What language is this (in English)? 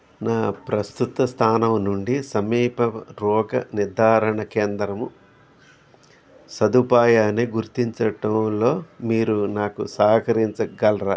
Telugu